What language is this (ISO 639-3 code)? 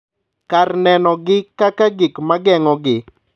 luo